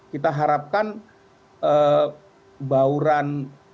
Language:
Indonesian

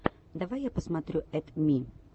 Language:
Russian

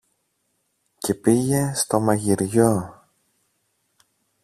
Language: Greek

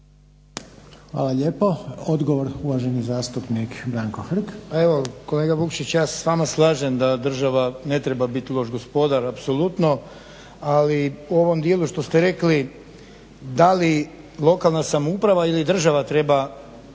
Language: Croatian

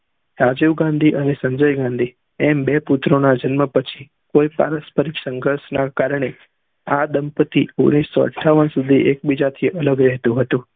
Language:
Gujarati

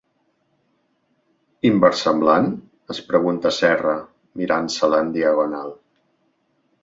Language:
Catalan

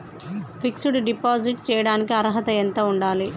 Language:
Telugu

